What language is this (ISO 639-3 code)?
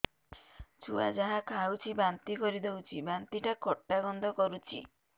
ori